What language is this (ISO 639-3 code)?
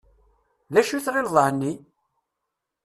kab